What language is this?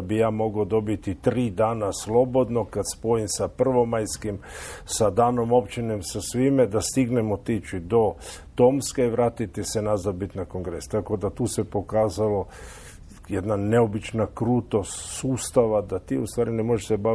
Croatian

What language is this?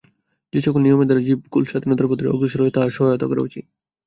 Bangla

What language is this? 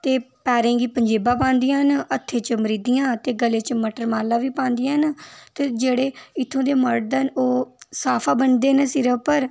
Dogri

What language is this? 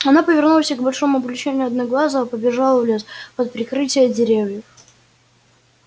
Russian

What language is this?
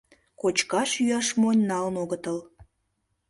Mari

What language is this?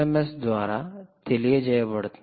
Telugu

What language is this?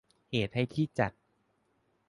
Thai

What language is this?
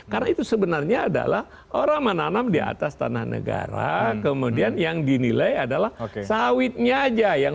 Indonesian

